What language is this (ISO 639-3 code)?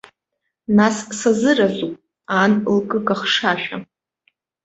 abk